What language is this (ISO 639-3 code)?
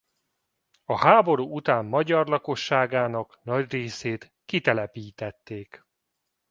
hun